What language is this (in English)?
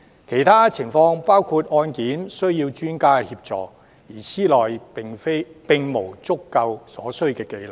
Cantonese